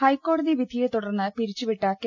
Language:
Malayalam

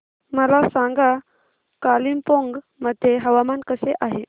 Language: Marathi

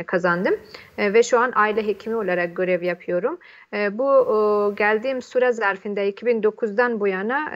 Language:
Turkish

